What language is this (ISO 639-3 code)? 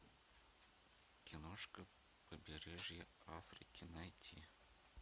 rus